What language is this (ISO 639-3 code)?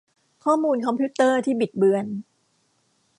tha